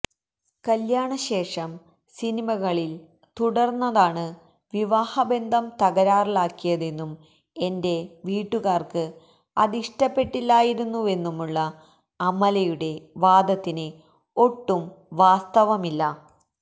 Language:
Malayalam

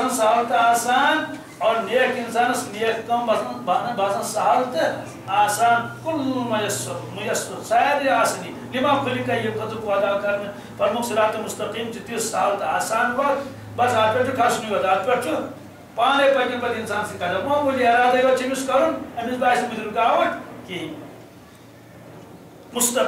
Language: Turkish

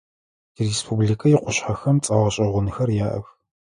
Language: Adyghe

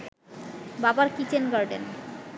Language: Bangla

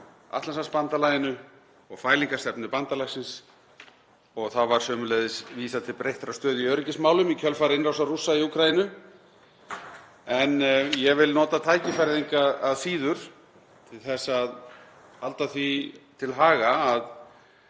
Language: Icelandic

